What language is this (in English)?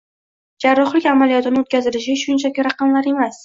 Uzbek